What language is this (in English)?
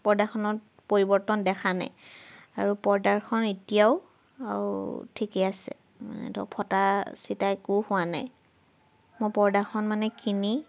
Assamese